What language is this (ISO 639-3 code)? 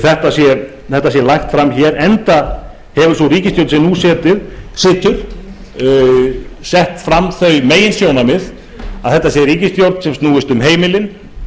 isl